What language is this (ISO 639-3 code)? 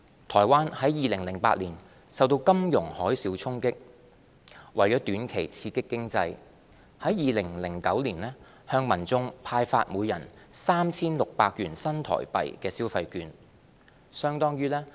yue